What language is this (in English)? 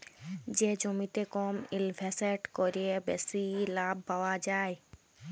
Bangla